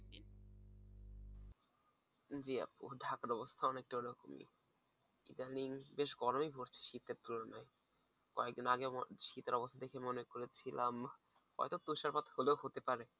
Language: Bangla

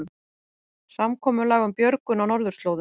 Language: Icelandic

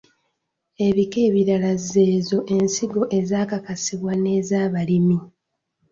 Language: Ganda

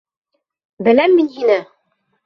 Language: Bashkir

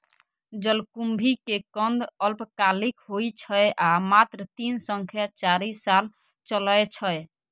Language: Maithili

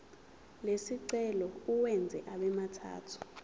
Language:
Zulu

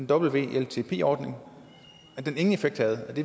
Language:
Danish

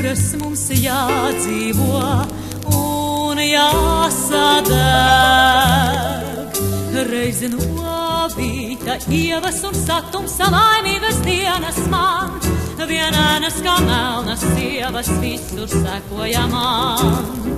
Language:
Romanian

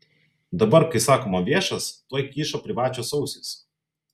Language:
Lithuanian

